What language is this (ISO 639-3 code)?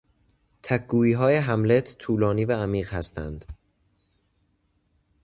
fas